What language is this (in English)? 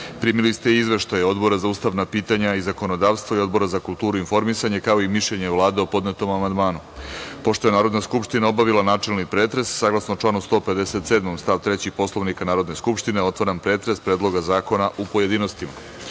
Serbian